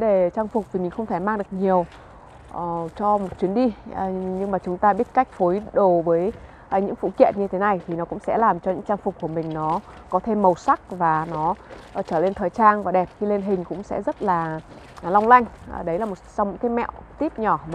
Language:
Vietnamese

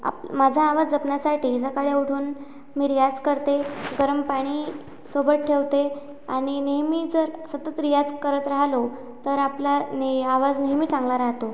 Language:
Marathi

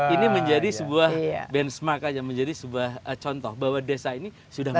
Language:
Indonesian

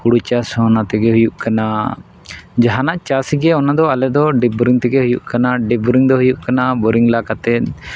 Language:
Santali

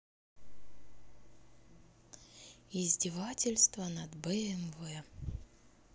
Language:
Russian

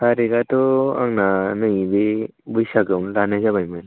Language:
Bodo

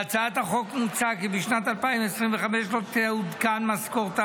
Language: Hebrew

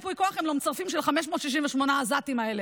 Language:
Hebrew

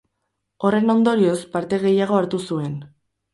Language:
Basque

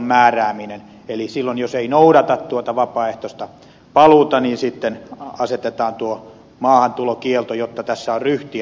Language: Finnish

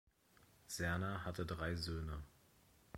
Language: German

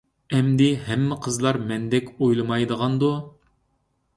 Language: Uyghur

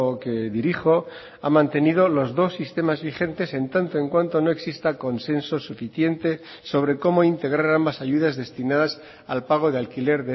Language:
Spanish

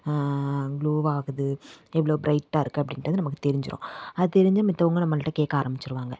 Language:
Tamil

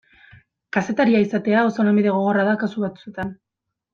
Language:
Basque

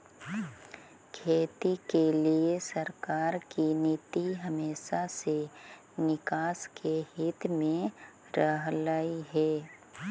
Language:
Magahi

